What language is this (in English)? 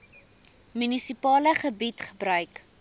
Afrikaans